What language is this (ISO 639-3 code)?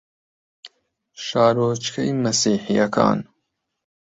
ckb